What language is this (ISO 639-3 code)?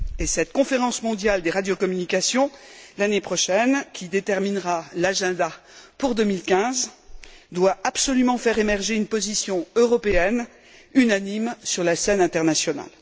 fra